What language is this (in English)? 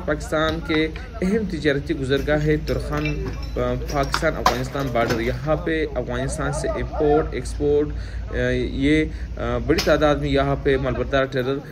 Hindi